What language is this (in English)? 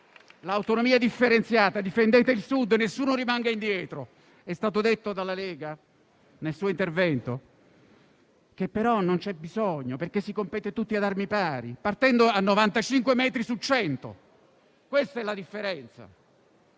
Italian